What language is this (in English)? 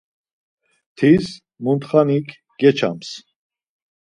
Laz